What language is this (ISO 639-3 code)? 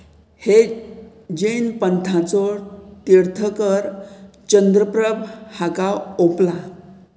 kok